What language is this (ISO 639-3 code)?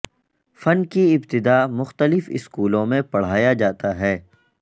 urd